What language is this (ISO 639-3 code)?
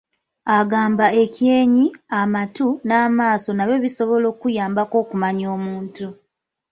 lug